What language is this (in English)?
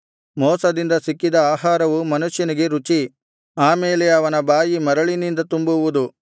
Kannada